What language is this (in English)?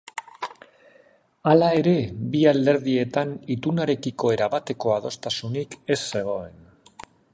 Basque